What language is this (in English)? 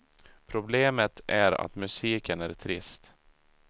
Swedish